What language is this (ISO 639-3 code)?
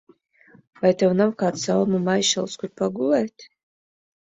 lav